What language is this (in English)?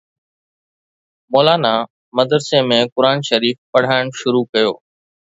Sindhi